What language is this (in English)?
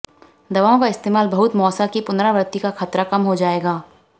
Hindi